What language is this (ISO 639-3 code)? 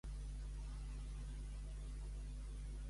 cat